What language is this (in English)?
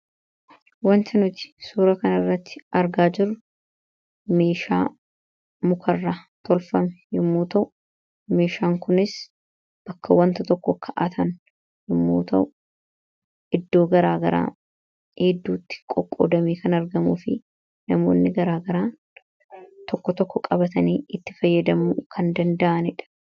Oromo